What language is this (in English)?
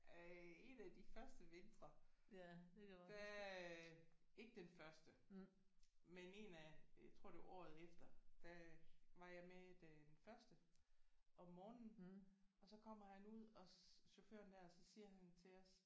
Danish